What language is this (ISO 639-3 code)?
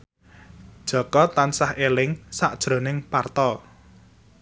jav